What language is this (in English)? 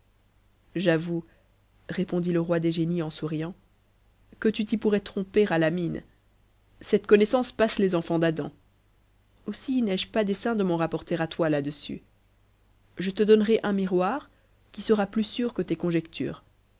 French